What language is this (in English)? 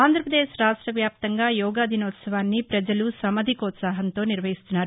Telugu